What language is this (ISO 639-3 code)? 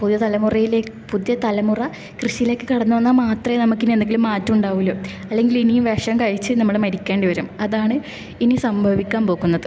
mal